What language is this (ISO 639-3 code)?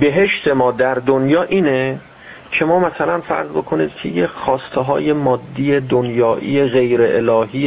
fas